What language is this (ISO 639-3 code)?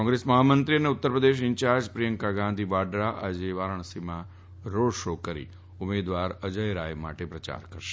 guj